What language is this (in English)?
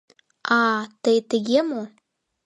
Mari